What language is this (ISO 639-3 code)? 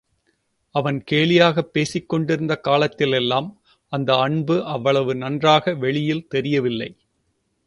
tam